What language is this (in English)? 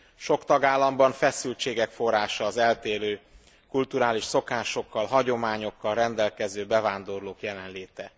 Hungarian